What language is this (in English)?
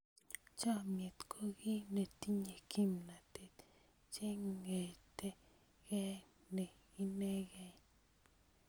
Kalenjin